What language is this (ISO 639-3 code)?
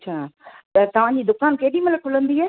snd